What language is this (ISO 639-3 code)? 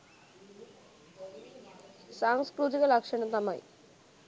sin